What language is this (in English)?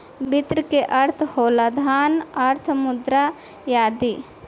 Bhojpuri